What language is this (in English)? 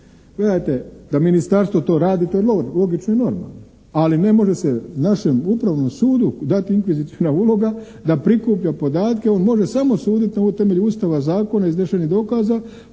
Croatian